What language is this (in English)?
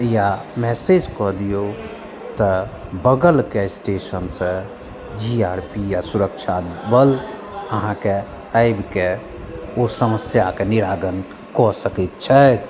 Maithili